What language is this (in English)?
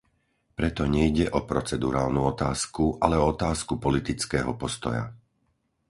Slovak